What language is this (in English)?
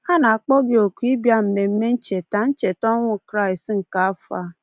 Igbo